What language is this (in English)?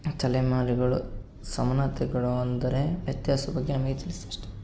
Kannada